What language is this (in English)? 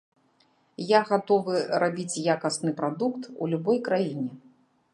Belarusian